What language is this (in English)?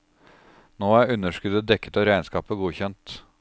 Norwegian